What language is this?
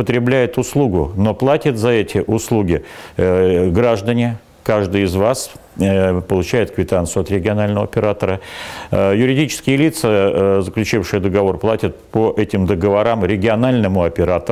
Russian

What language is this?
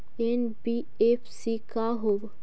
Magahi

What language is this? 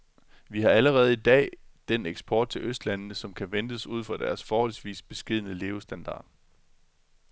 Danish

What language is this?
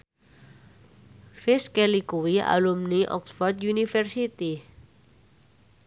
Javanese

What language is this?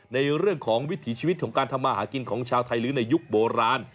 Thai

